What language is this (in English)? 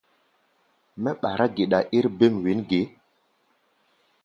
Gbaya